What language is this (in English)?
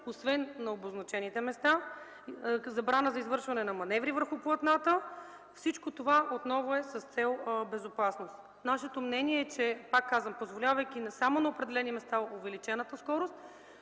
Bulgarian